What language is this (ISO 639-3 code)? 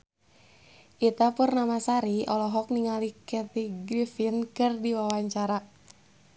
sun